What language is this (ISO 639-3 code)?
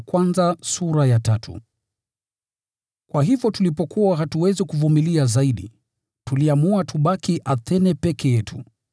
swa